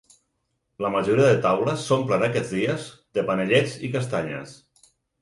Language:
Catalan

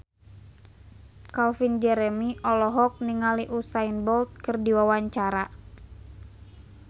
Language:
Sundanese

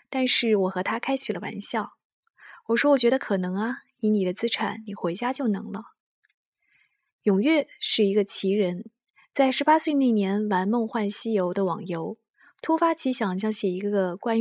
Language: Chinese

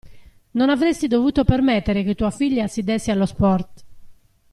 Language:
Italian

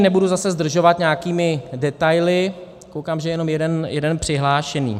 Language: Czech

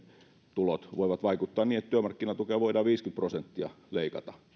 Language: Finnish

